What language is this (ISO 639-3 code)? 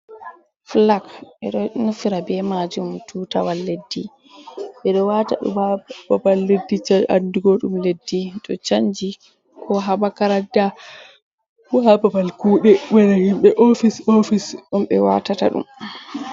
ful